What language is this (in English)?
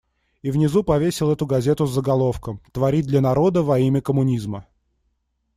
Russian